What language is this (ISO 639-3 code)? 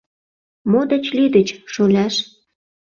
chm